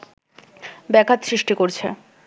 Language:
Bangla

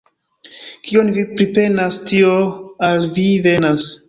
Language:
Esperanto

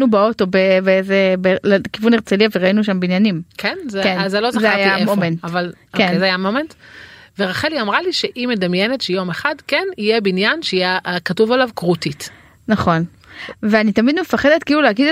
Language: Hebrew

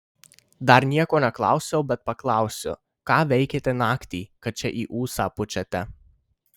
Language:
Lithuanian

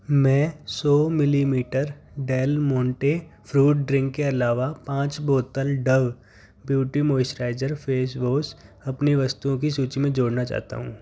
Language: Hindi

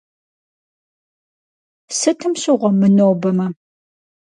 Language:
Kabardian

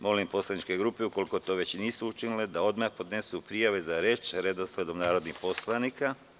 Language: Serbian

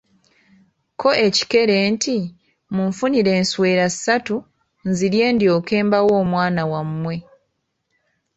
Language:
Ganda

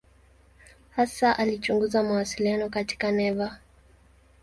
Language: Swahili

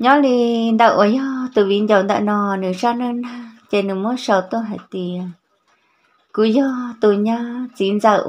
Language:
Vietnamese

